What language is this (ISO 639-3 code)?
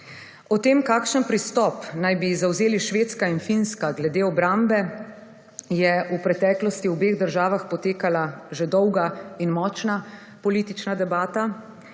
slv